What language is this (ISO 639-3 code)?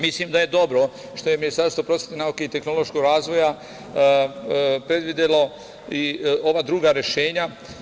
srp